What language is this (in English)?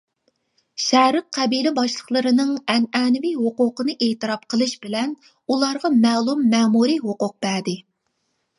Uyghur